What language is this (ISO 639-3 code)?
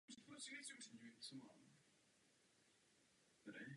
ces